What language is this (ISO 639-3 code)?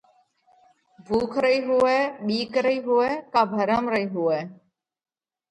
kvx